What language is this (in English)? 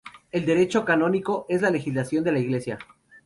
Spanish